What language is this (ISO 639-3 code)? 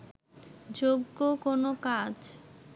ben